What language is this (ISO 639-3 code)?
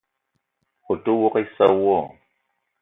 eto